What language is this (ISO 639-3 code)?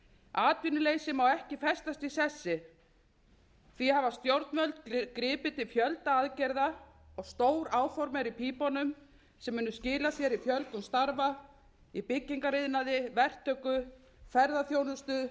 isl